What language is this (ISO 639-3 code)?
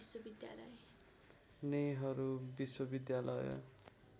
nep